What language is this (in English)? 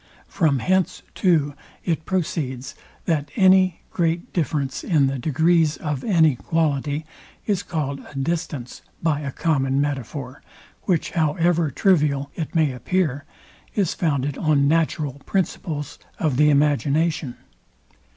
English